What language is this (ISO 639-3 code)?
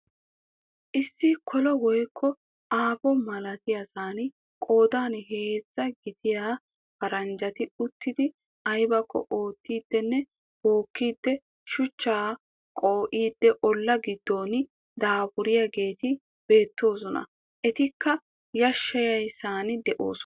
wal